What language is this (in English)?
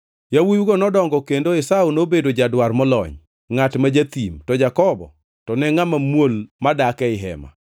Luo (Kenya and Tanzania)